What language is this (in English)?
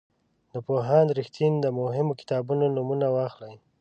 Pashto